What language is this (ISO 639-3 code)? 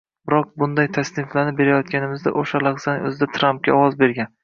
uzb